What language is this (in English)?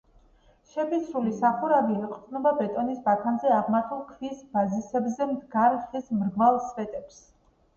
Georgian